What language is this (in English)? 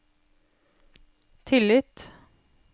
Norwegian